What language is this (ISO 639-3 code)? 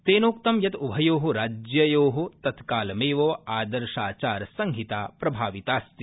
san